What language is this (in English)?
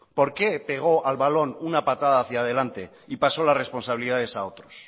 Spanish